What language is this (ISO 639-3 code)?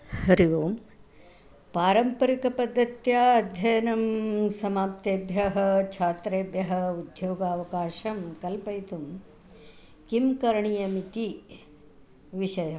san